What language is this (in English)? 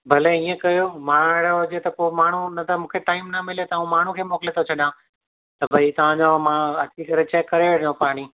Sindhi